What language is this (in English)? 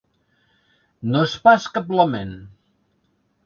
Catalan